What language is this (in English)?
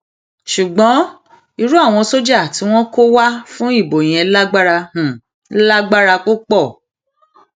Yoruba